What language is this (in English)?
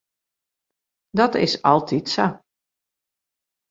Western Frisian